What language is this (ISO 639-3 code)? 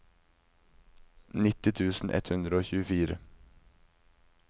nor